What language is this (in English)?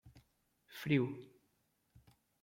Portuguese